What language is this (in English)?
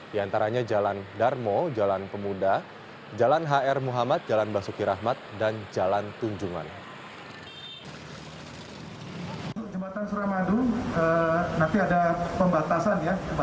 Indonesian